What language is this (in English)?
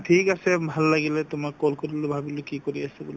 Assamese